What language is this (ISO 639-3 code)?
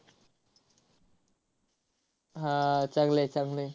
mar